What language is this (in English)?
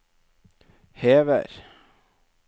Norwegian